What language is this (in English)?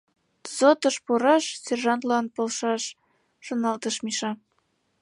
Mari